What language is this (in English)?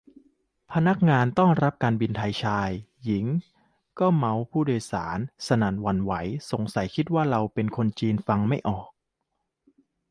Thai